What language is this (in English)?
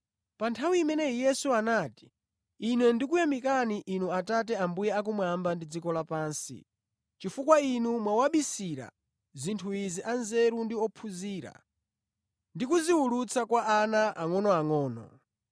Nyanja